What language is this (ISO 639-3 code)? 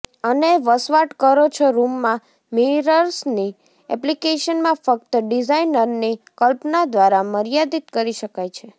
guj